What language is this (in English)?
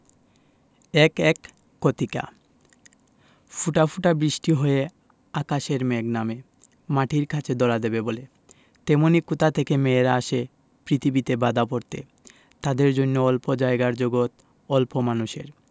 Bangla